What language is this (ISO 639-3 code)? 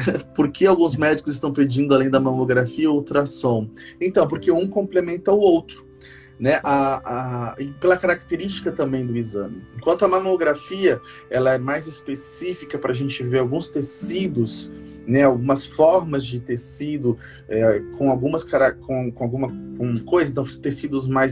por